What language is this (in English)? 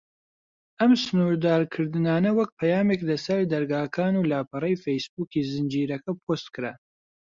Central Kurdish